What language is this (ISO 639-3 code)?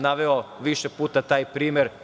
srp